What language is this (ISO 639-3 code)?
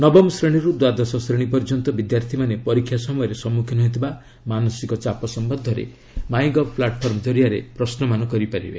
ori